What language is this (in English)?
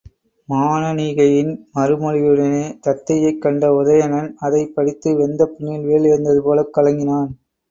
Tamil